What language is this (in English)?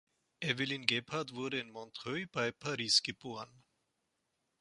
German